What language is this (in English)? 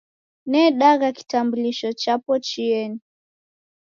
Taita